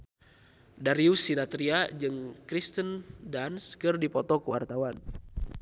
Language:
Sundanese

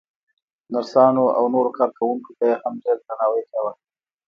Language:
Pashto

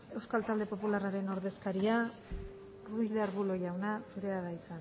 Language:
Basque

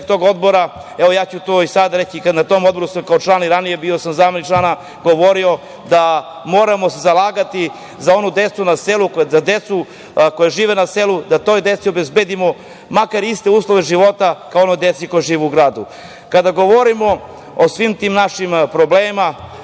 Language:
Serbian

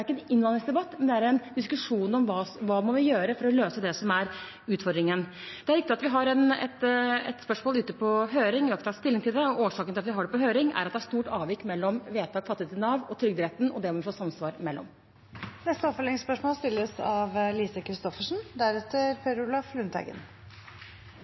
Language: Norwegian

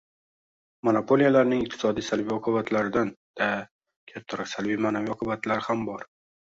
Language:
Uzbek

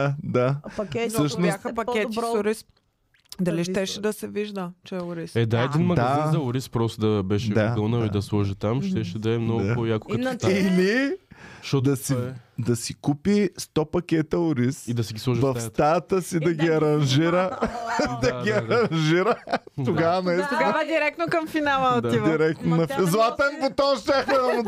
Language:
Bulgarian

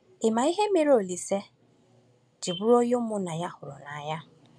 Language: Igbo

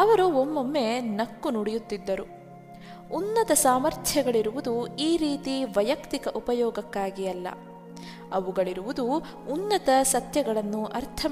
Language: Kannada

